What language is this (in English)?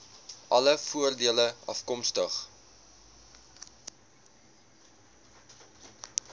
Afrikaans